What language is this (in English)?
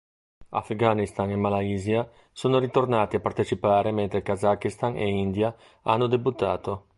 Italian